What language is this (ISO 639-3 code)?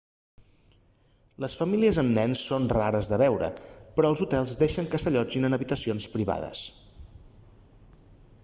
cat